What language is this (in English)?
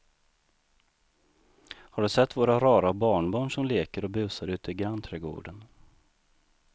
Swedish